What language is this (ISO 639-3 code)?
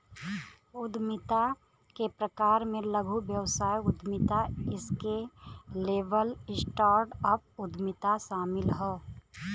bho